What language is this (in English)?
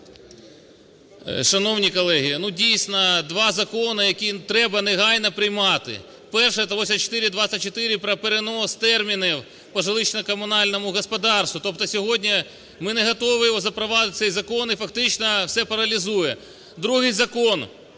Ukrainian